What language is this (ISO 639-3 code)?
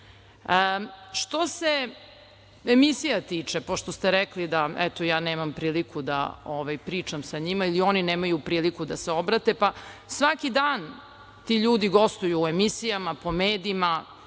srp